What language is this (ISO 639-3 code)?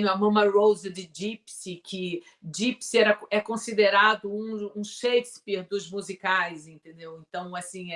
por